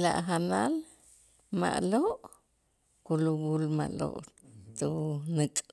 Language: Itzá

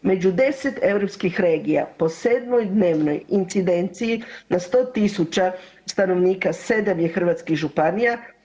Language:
Croatian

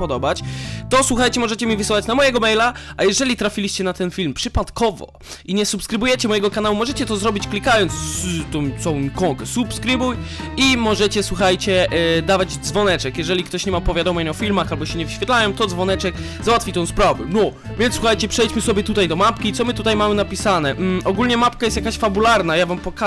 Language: Polish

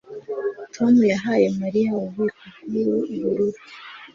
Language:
Kinyarwanda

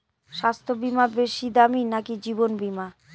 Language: Bangla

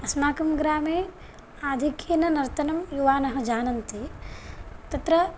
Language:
Sanskrit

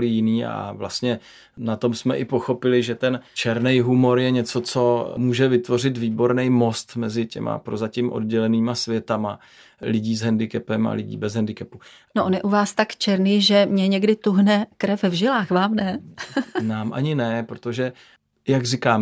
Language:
Czech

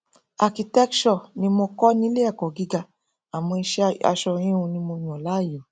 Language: Yoruba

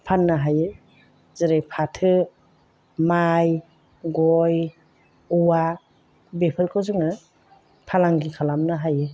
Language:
Bodo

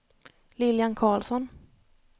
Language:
Swedish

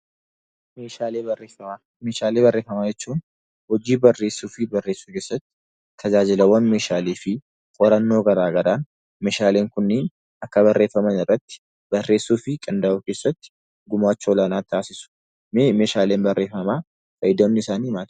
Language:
Oromo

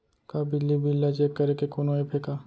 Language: Chhattisgarhi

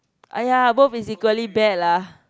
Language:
English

